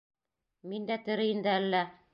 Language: Bashkir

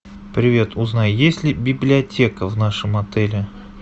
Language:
Russian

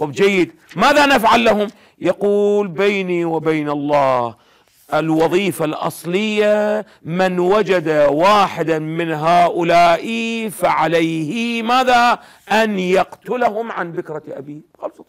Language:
Arabic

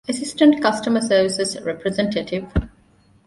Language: Divehi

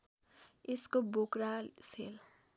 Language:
Nepali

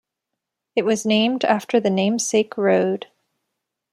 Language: English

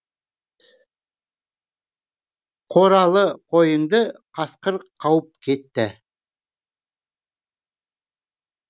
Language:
Kazakh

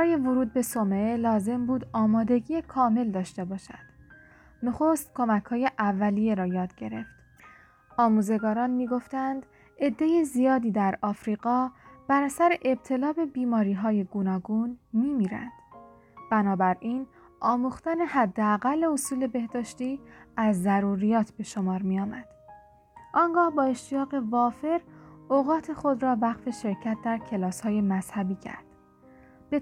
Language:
Persian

